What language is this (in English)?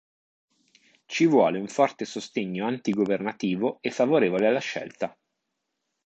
Italian